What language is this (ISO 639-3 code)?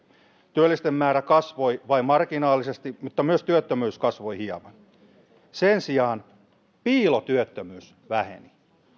fin